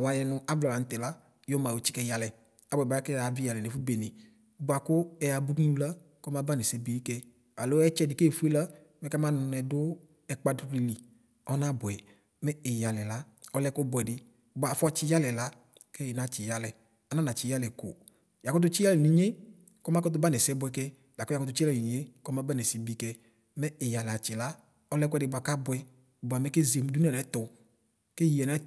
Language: Ikposo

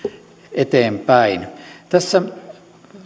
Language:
Finnish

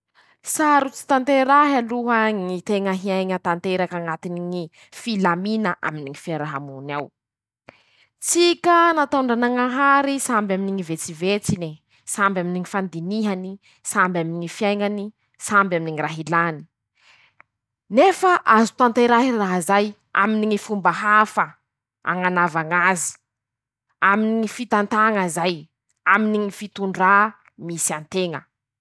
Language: Masikoro Malagasy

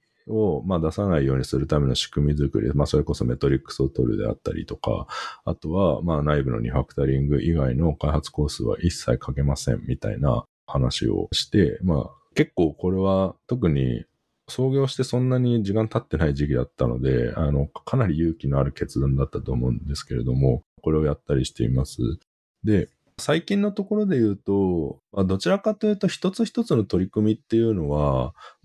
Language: Japanese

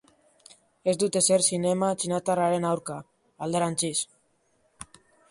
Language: Basque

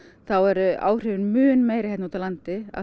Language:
Icelandic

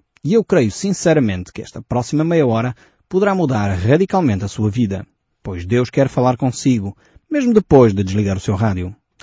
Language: Portuguese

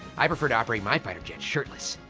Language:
English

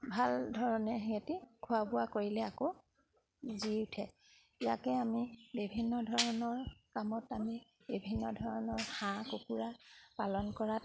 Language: Assamese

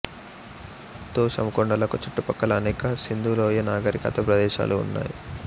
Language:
Telugu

